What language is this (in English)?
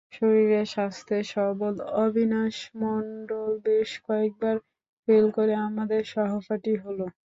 Bangla